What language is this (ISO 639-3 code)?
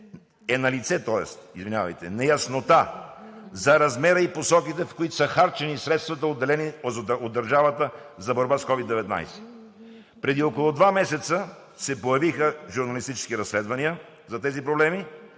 bul